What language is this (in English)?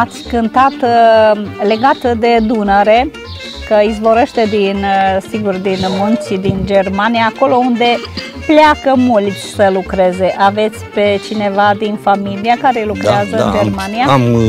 Romanian